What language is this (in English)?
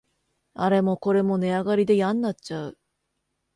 Japanese